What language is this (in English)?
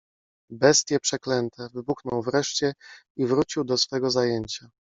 Polish